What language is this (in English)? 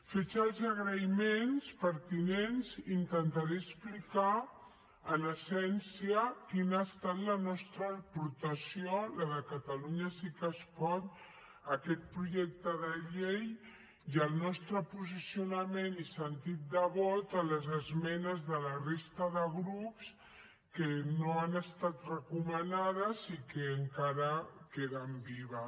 Catalan